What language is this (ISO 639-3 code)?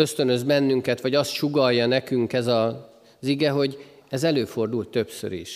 hun